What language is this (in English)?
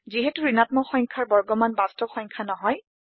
Assamese